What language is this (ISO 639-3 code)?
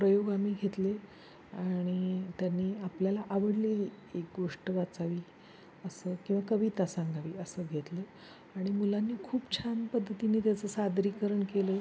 mar